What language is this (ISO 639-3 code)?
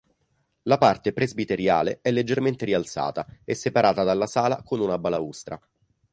ita